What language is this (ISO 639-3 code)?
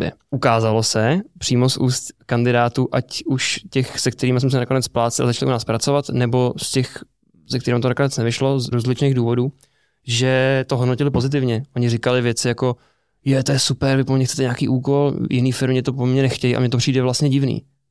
ces